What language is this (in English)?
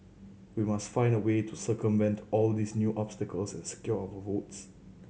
English